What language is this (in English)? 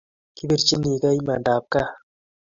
Kalenjin